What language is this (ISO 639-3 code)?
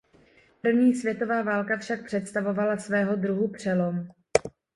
ces